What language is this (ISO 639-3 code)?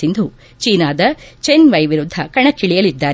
kan